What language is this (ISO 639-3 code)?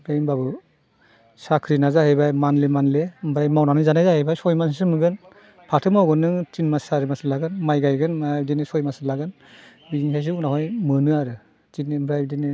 brx